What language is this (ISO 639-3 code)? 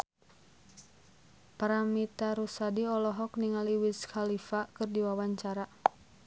sun